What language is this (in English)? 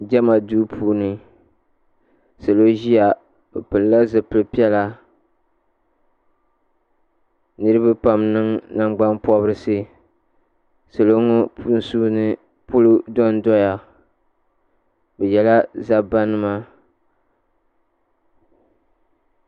Dagbani